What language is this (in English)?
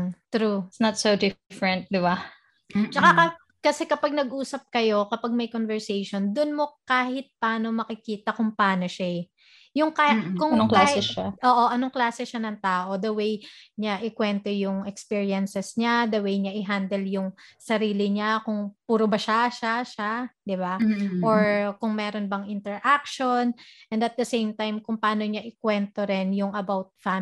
Filipino